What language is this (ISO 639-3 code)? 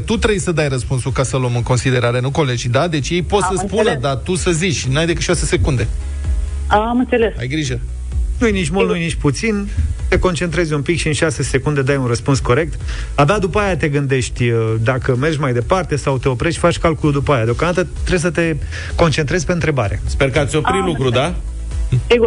ron